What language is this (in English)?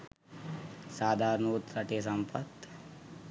Sinhala